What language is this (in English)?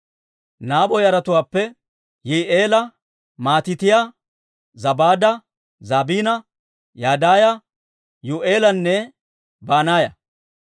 Dawro